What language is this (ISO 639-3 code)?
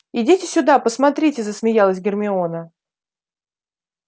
rus